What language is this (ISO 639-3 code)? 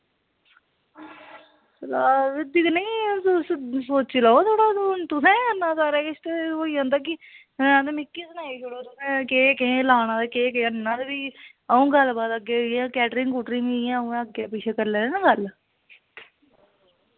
doi